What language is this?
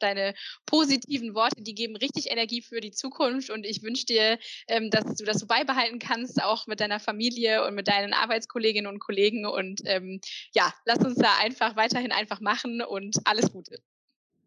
German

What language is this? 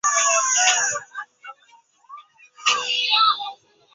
Chinese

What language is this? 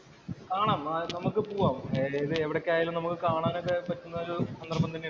Malayalam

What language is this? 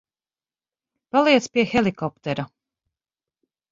Latvian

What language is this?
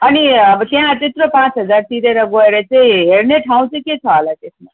Nepali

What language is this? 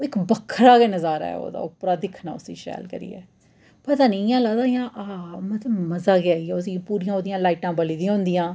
Dogri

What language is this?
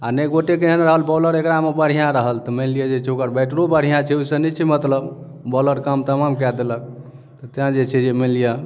Maithili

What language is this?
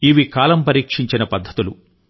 Telugu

